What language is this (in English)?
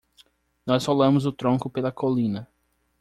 Portuguese